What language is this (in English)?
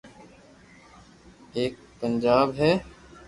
Loarki